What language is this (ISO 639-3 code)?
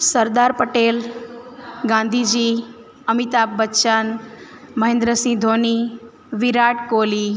guj